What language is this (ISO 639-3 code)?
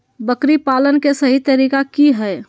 mag